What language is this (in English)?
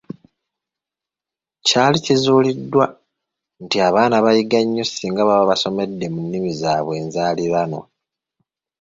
Ganda